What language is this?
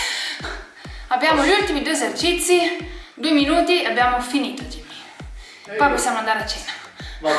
Italian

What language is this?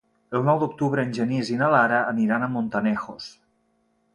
Catalan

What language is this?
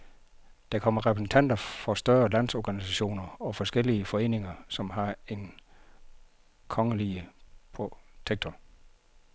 Danish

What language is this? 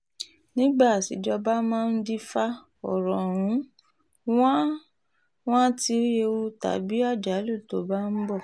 Yoruba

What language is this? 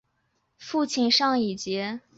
Chinese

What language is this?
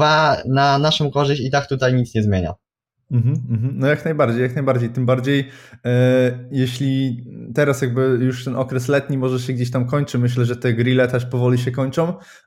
Polish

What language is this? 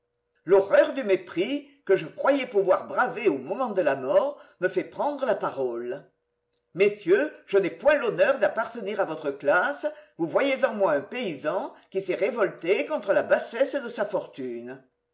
French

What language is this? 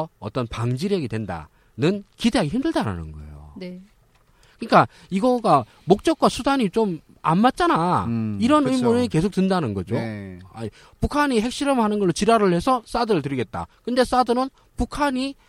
Korean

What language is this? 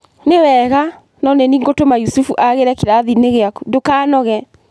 Kikuyu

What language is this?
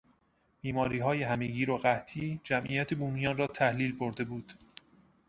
Persian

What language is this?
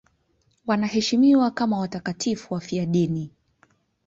Swahili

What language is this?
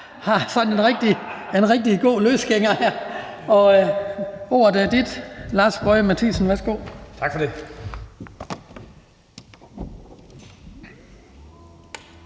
Danish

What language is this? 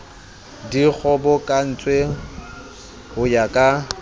Southern Sotho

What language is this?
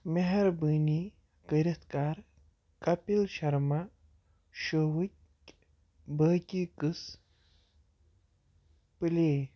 Kashmiri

